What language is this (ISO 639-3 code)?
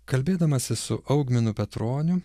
lit